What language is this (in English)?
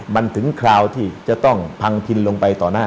Thai